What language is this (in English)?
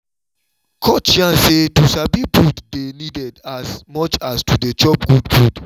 Nigerian Pidgin